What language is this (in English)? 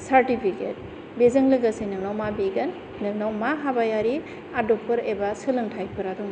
Bodo